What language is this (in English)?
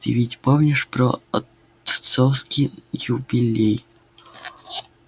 Russian